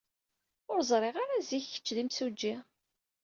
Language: Kabyle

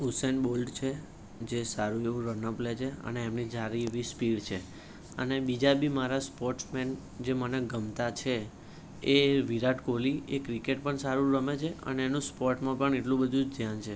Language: Gujarati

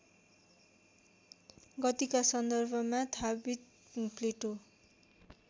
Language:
Nepali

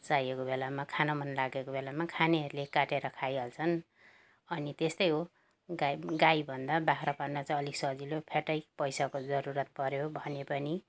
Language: Nepali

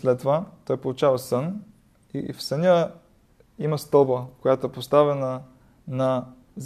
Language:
Bulgarian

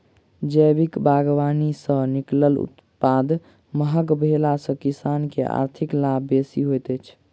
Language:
Maithili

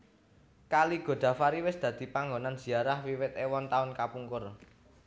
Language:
Javanese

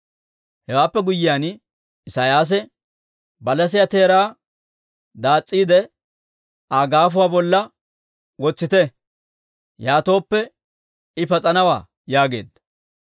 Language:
Dawro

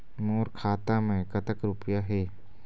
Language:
Chhattisgarhi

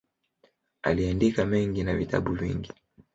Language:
Swahili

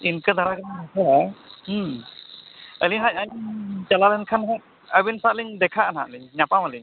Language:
Santali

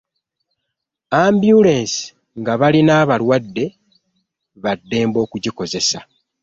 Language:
Ganda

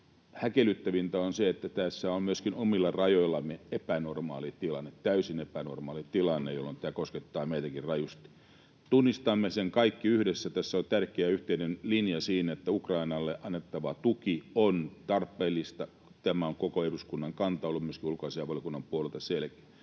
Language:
Finnish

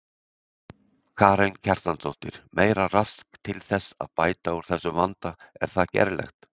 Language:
Icelandic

